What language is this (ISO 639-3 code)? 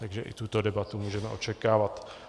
ces